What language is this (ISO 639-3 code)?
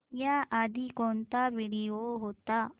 mar